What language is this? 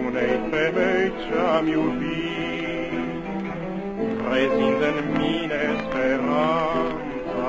Romanian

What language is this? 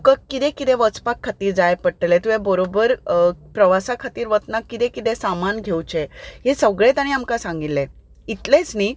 Konkani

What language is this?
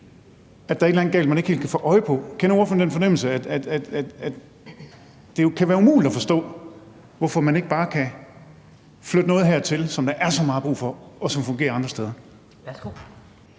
Danish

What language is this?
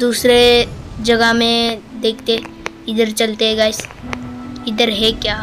Hindi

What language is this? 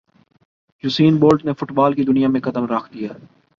Urdu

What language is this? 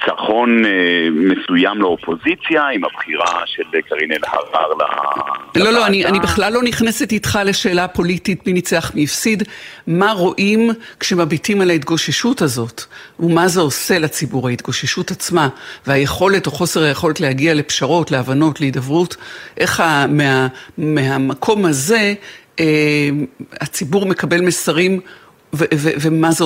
Hebrew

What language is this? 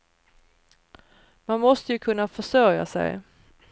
Swedish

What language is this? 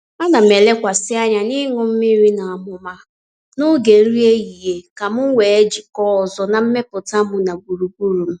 Igbo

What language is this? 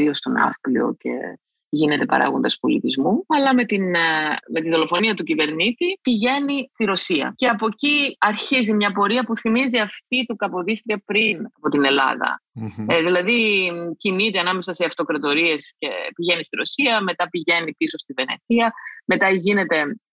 Greek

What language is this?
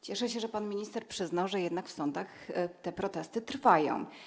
Polish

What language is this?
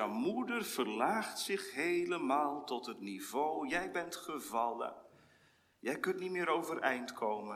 Dutch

